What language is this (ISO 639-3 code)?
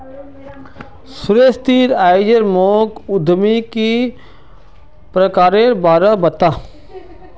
mag